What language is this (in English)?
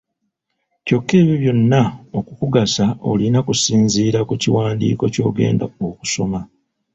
Ganda